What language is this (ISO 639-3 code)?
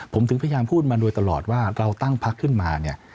tha